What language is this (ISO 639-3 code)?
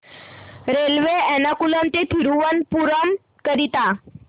mar